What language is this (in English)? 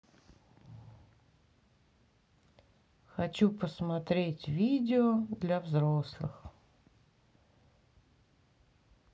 Russian